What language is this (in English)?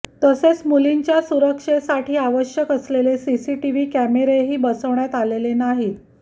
Marathi